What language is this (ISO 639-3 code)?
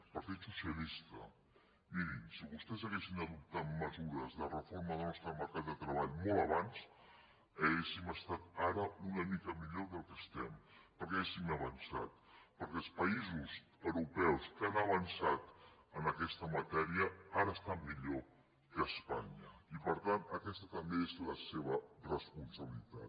cat